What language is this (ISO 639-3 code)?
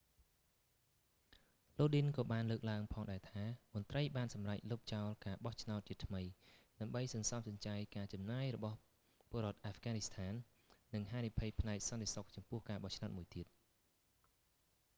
khm